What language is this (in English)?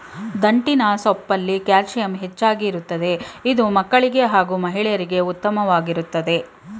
Kannada